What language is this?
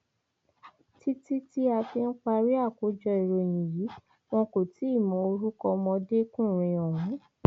Yoruba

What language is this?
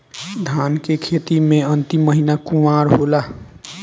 Bhojpuri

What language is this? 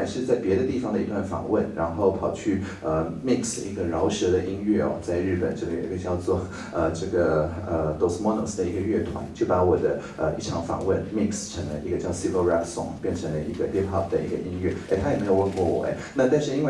Chinese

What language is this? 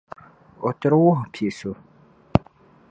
Dagbani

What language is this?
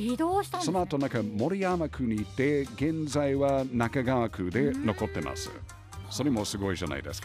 Japanese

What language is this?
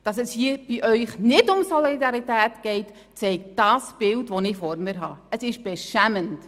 Swiss German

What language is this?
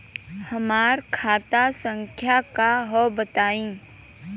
Bhojpuri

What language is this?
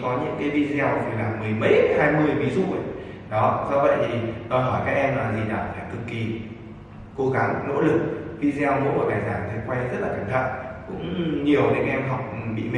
Vietnamese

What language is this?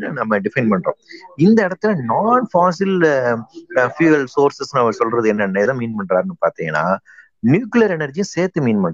Tamil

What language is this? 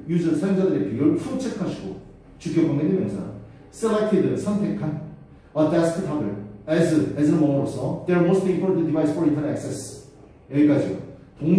Korean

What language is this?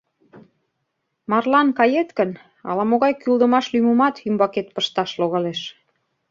Mari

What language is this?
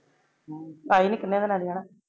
Punjabi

